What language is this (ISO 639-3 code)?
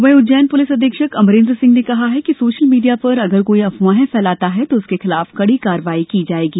hin